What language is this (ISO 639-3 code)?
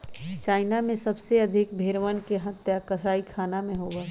mag